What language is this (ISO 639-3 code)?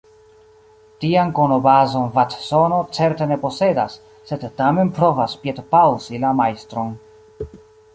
epo